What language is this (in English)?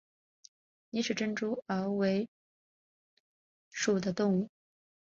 Chinese